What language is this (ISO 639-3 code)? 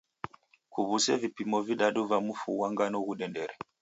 dav